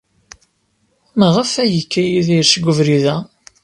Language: Kabyle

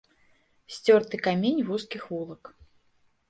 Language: Belarusian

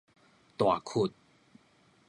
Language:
Min Nan Chinese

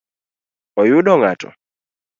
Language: Luo (Kenya and Tanzania)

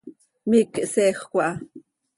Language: Seri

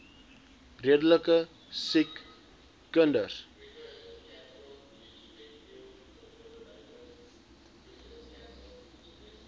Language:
Afrikaans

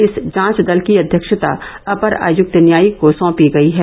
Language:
Hindi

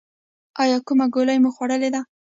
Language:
Pashto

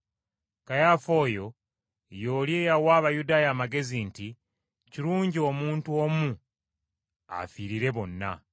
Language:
Ganda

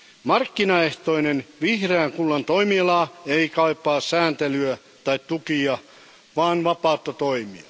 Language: Finnish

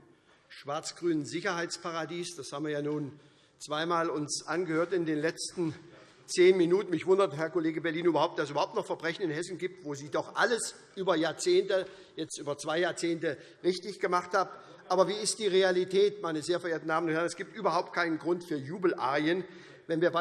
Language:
German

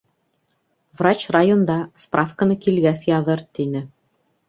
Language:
Bashkir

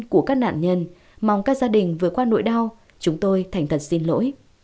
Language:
Vietnamese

